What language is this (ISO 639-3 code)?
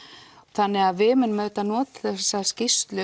isl